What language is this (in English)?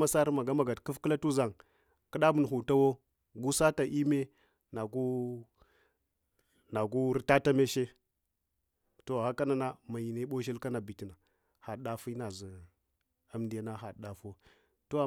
Hwana